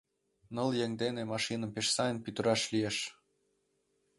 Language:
Mari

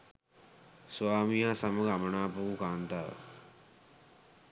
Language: Sinhala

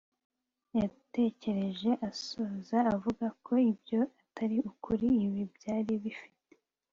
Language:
Kinyarwanda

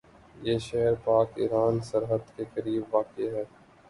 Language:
Urdu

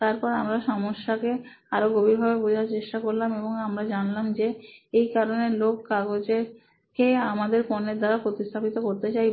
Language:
Bangla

